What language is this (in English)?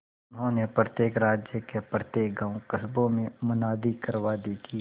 Hindi